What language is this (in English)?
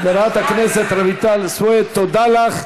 Hebrew